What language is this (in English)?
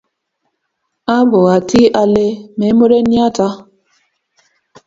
Kalenjin